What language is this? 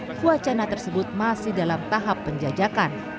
Indonesian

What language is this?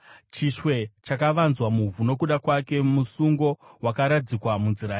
Shona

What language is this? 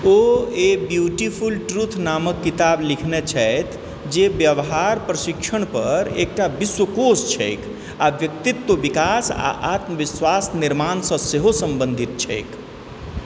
Maithili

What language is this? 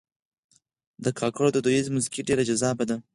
Pashto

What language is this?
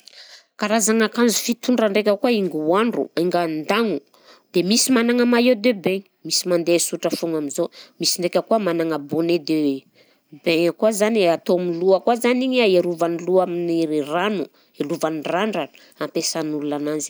Southern Betsimisaraka Malagasy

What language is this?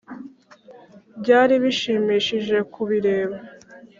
Kinyarwanda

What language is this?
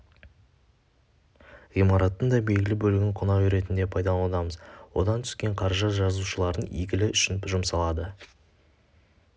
Kazakh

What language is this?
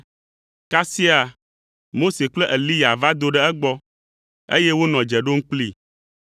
Ewe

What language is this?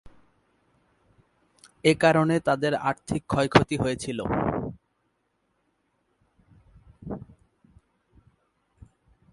Bangla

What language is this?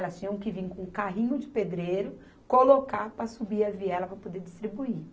Portuguese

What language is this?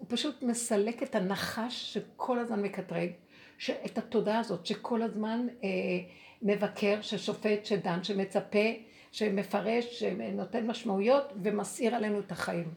Hebrew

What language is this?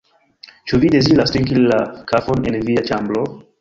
Esperanto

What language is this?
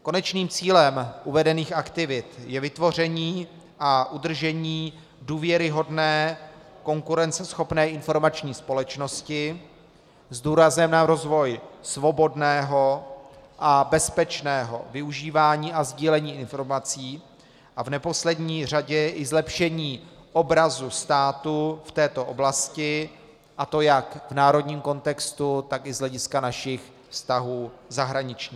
Czech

